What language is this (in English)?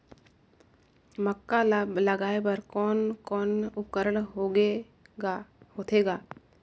Chhattisgarhi